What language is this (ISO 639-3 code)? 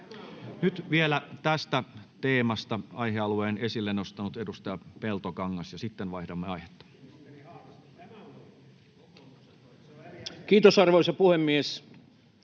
fin